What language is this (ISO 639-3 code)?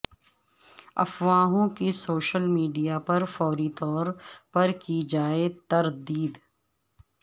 urd